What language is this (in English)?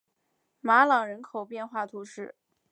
Chinese